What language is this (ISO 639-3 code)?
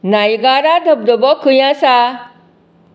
kok